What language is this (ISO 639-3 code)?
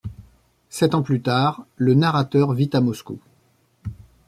fra